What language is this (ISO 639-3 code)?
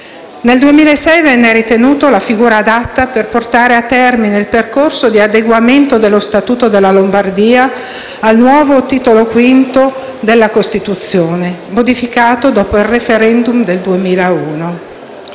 ita